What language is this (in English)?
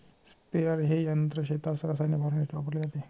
Marathi